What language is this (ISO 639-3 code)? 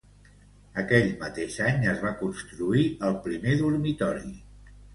cat